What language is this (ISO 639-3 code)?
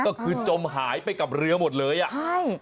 tha